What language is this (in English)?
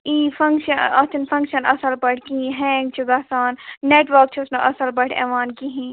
Kashmiri